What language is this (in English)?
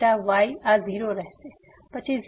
Gujarati